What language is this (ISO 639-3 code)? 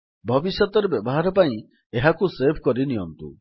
ori